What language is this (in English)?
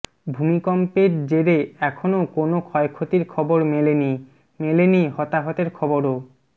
Bangla